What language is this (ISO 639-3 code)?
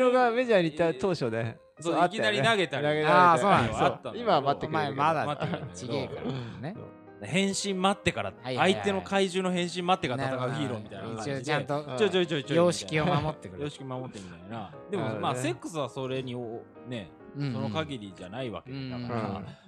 jpn